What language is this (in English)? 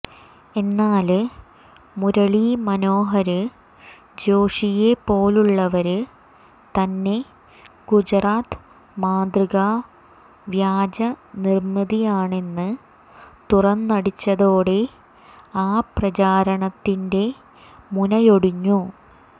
Malayalam